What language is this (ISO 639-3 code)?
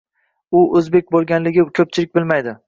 uzb